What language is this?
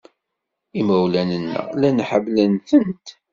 Kabyle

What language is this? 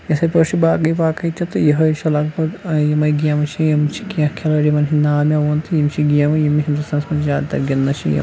Kashmiri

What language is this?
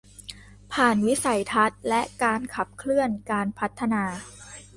Thai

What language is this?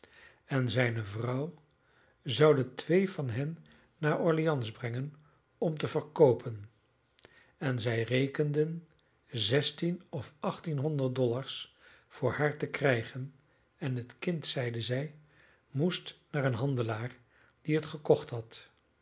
Dutch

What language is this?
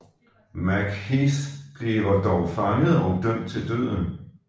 Danish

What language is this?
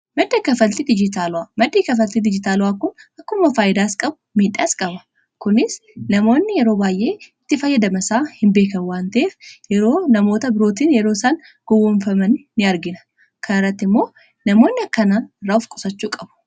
Oromo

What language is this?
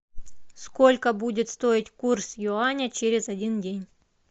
Russian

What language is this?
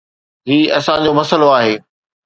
Sindhi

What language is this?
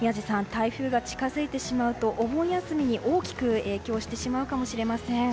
Japanese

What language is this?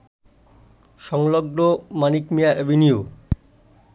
Bangla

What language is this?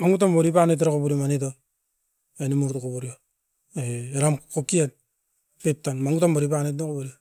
Askopan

